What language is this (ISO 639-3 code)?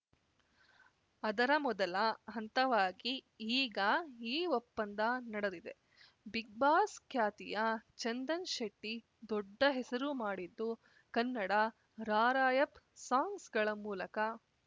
kan